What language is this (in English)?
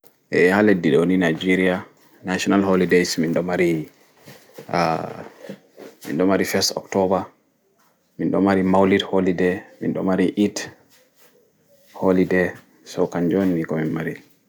Fula